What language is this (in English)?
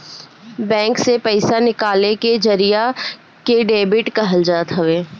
Bhojpuri